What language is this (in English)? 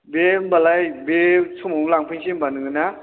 Bodo